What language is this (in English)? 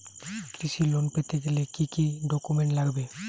Bangla